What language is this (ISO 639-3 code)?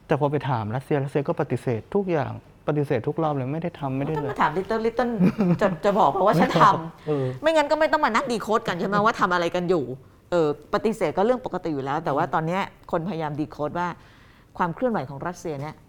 tha